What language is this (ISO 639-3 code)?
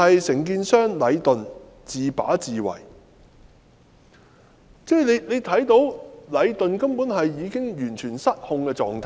yue